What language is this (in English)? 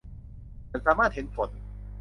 Thai